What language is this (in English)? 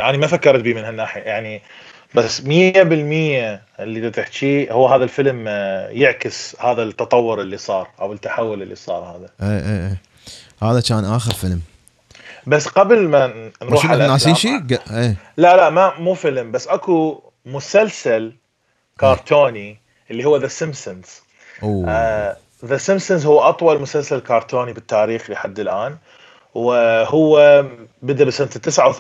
Arabic